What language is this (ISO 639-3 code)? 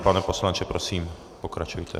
ces